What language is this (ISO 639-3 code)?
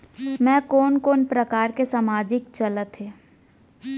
hne